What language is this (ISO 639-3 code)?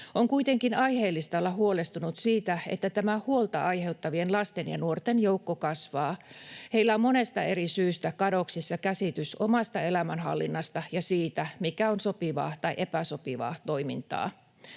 fin